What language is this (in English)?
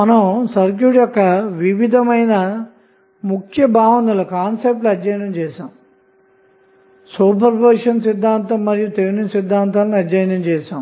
Telugu